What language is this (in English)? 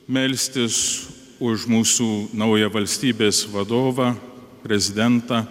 Lithuanian